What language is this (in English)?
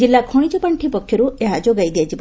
Odia